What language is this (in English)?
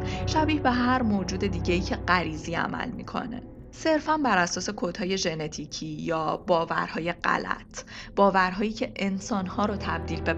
Persian